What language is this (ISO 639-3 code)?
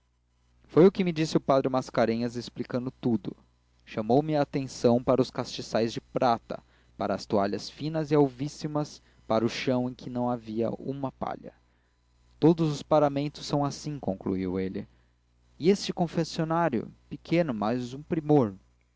por